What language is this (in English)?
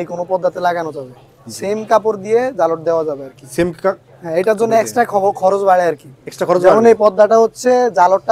Turkish